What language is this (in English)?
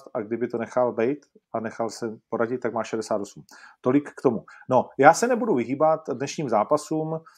Czech